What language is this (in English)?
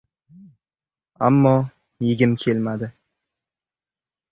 Uzbek